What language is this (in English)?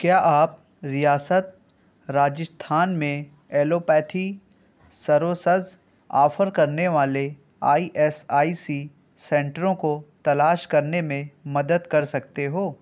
Urdu